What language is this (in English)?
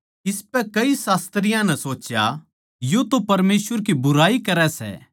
Haryanvi